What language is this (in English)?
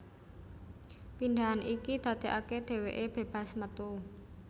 Javanese